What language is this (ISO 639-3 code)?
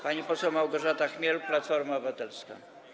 pol